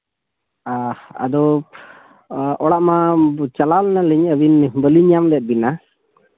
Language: Santali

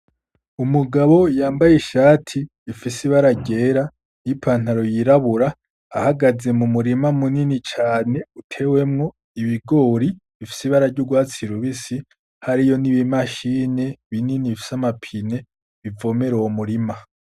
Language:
Rundi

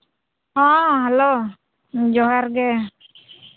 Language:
Santali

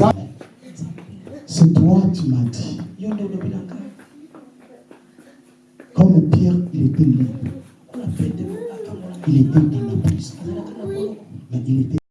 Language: French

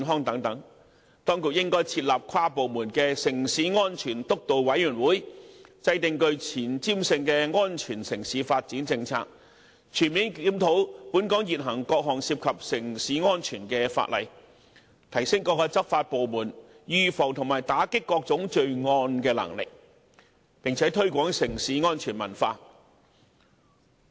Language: Cantonese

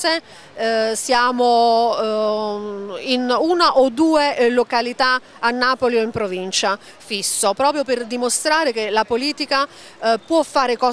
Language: Italian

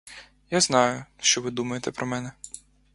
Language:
Ukrainian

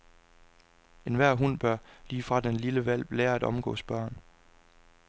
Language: Danish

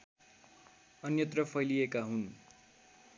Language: Nepali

